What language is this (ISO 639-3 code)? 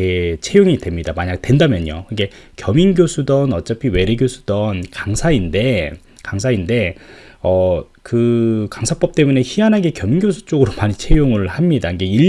kor